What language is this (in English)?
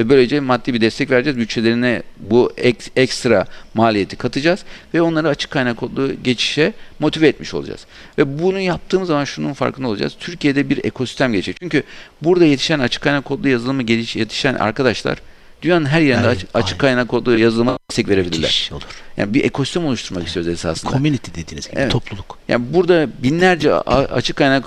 Turkish